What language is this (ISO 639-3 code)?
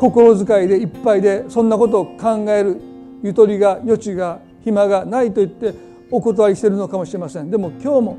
jpn